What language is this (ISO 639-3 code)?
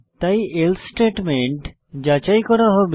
ben